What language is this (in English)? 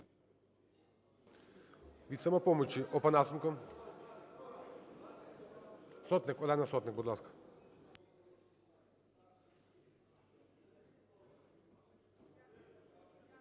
Ukrainian